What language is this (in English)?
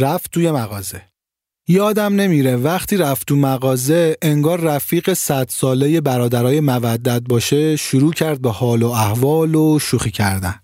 Persian